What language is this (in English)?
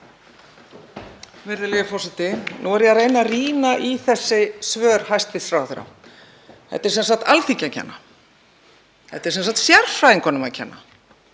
Icelandic